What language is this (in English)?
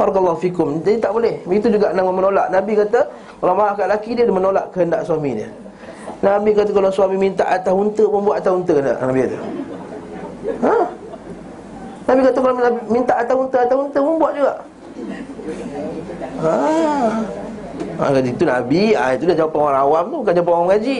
Malay